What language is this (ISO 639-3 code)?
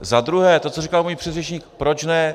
ces